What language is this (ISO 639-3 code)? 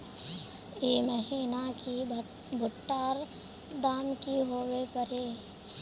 mag